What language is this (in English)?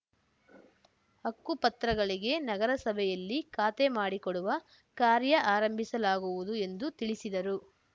Kannada